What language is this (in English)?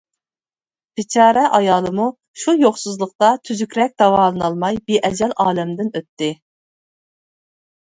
Uyghur